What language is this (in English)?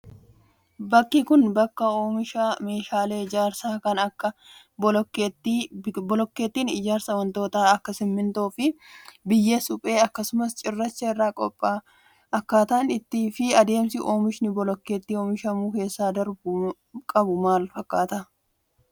Oromo